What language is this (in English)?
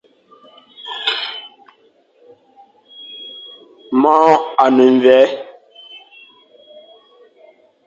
Fang